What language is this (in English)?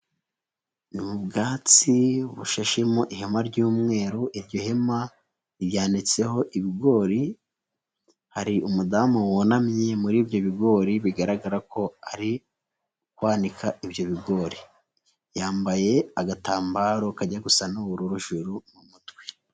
Kinyarwanda